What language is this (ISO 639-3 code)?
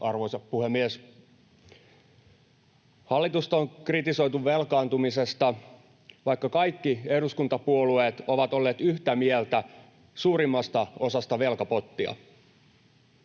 fin